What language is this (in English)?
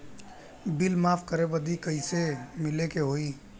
Bhojpuri